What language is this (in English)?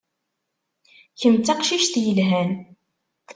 Kabyle